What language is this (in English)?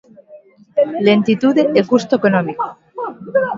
Galician